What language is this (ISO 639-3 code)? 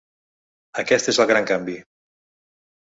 cat